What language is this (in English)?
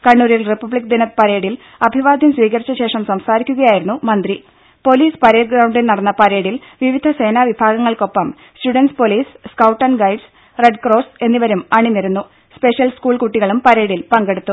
Malayalam